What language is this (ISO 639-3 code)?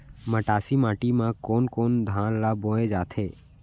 hne